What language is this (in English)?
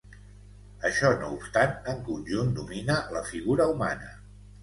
Catalan